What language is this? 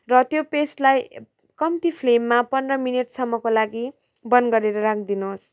Nepali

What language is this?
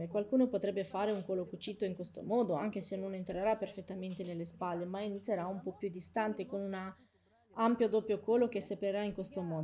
Italian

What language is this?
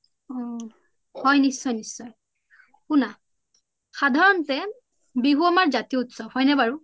Assamese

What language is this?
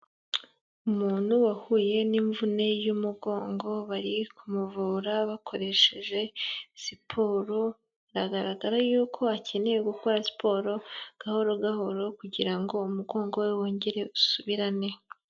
Kinyarwanda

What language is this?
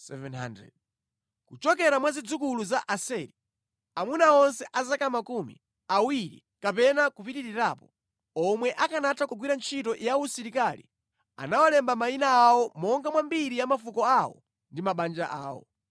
Nyanja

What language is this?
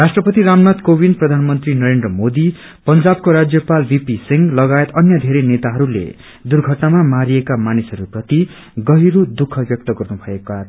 Nepali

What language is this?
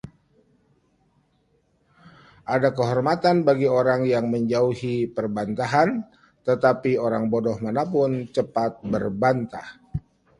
Indonesian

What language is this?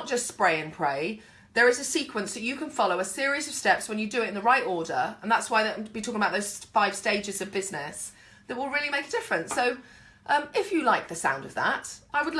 English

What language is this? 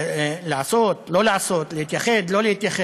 Hebrew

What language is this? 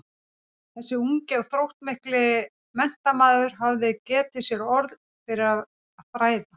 Icelandic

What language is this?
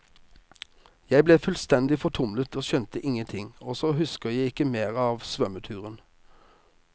Norwegian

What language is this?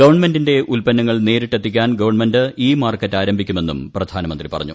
Malayalam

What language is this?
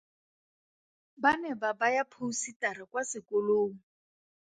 Tswana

